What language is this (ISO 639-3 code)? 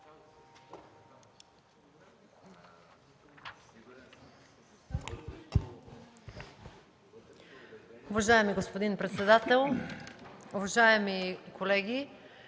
bul